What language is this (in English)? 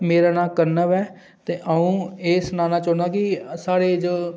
Dogri